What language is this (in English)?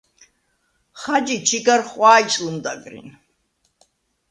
Svan